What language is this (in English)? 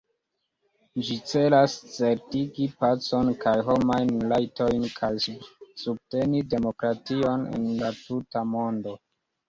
Esperanto